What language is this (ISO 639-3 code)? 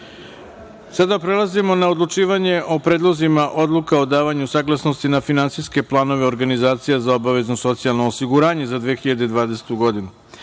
srp